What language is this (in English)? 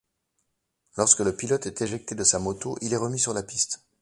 French